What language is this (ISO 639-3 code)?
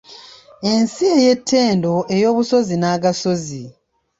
lug